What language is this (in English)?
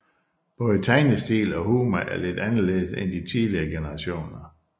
Danish